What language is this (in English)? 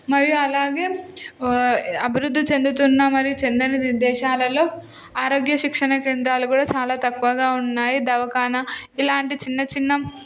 Telugu